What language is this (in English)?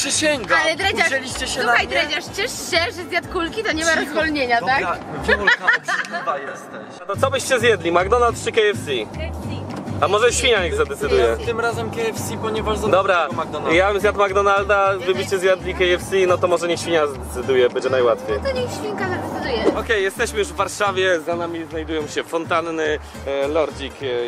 Polish